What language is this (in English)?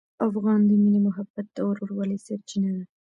Pashto